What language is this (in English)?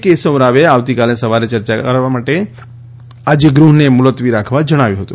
Gujarati